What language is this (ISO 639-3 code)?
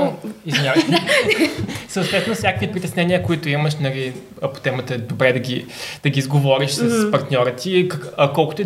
bul